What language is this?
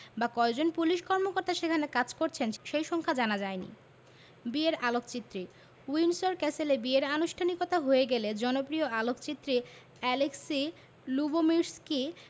Bangla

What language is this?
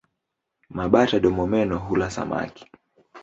Swahili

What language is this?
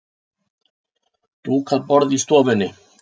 Icelandic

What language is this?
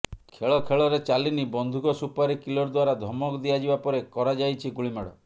Odia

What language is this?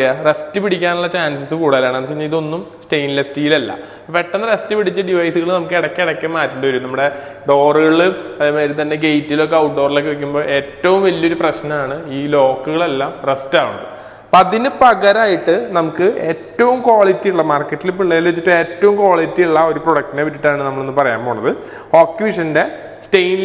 Norwegian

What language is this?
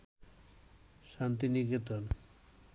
Bangla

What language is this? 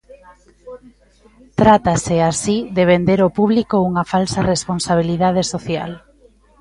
Galician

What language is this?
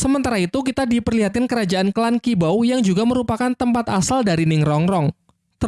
Indonesian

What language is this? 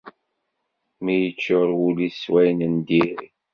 Kabyle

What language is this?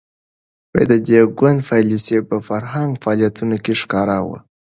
Pashto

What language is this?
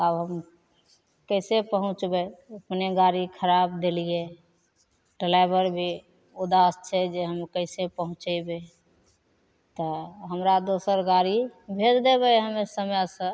Maithili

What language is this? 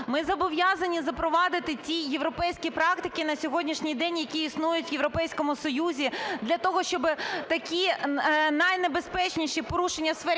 Ukrainian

